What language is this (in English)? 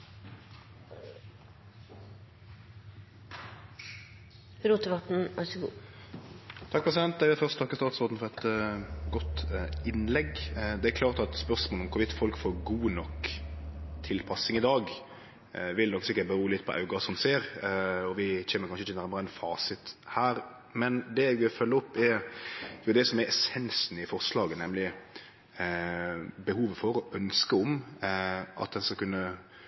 Norwegian Nynorsk